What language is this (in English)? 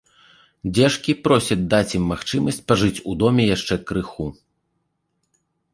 Belarusian